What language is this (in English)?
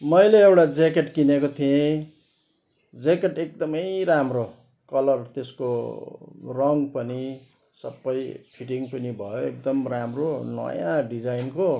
Nepali